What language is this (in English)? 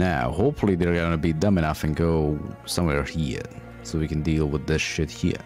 English